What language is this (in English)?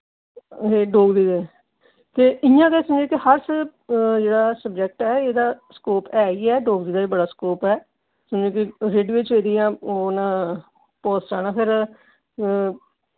Dogri